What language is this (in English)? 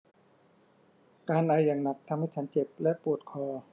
Thai